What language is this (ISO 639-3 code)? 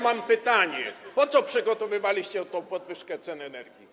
pol